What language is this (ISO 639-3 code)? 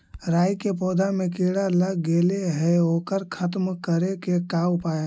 mag